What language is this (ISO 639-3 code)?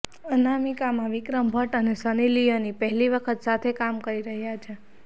guj